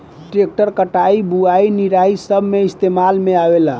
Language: Bhojpuri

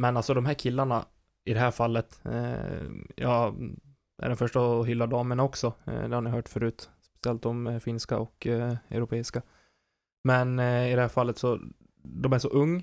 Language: Swedish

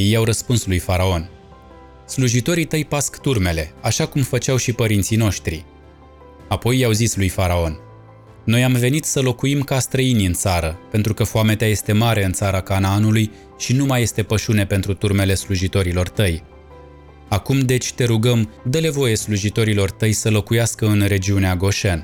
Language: Romanian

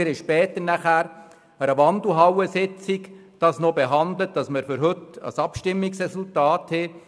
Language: Swiss German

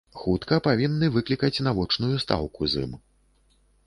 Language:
Belarusian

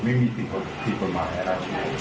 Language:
Thai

